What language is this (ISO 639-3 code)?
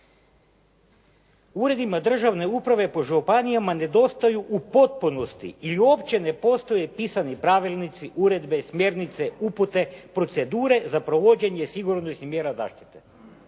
hrv